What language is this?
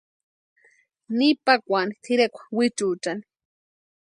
Western Highland Purepecha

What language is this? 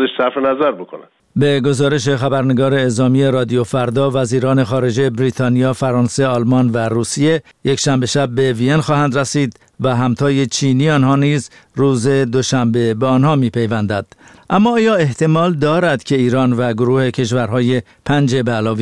Persian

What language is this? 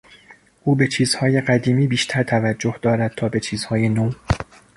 Persian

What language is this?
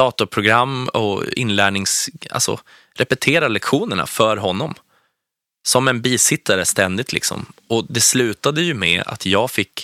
Swedish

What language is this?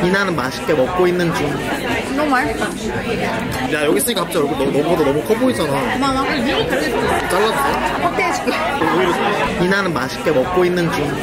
Korean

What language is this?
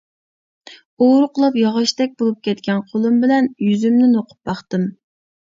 Uyghur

